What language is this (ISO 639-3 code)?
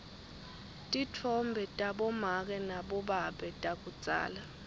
ssw